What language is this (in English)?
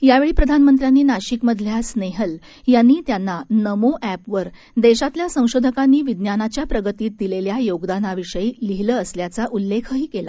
Marathi